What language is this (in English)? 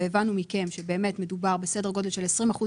Hebrew